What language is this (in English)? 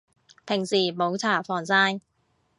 Cantonese